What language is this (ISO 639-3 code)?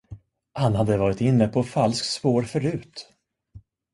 swe